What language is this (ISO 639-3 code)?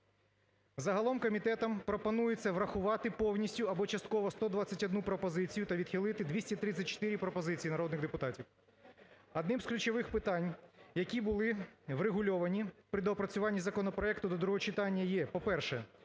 ukr